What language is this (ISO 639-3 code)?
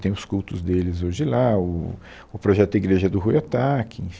por